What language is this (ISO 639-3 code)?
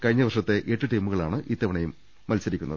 mal